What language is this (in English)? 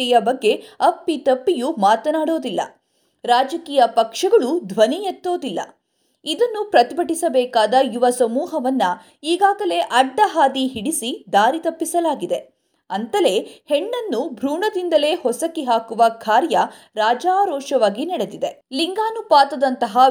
Kannada